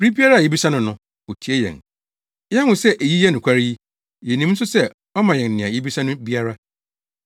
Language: Akan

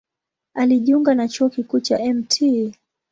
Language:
Swahili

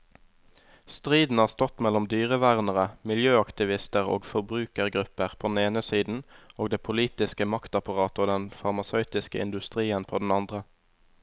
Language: Norwegian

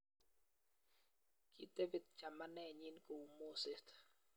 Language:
Kalenjin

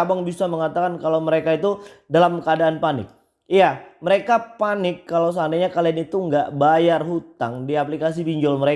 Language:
Indonesian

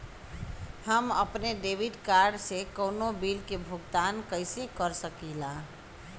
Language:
Bhojpuri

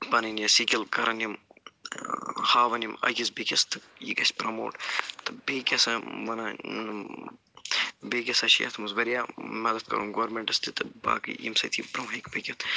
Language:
Kashmiri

